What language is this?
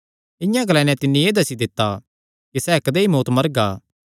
Kangri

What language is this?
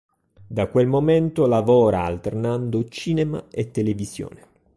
Italian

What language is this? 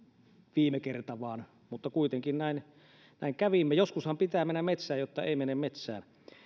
Finnish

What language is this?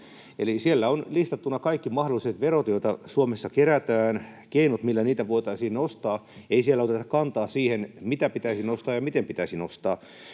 Finnish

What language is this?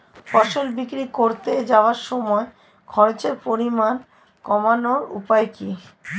Bangla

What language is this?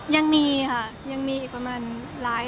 Thai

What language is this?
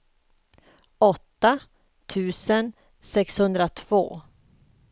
Swedish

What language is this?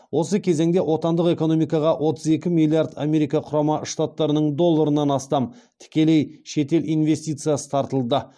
Kazakh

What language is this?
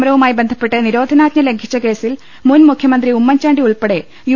Malayalam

